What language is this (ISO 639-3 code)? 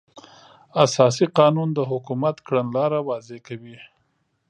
pus